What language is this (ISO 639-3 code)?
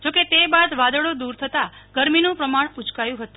guj